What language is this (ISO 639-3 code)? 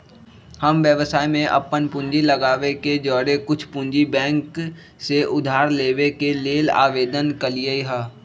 mag